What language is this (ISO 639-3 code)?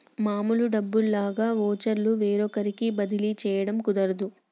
tel